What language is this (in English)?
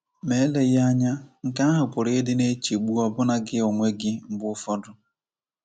Igbo